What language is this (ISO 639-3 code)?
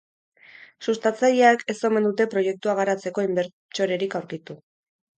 eus